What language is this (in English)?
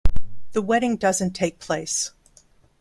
English